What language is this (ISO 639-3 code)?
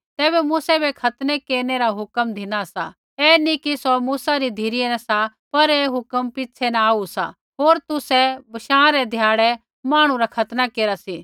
kfx